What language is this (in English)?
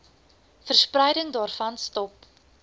Afrikaans